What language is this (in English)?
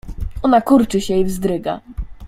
Polish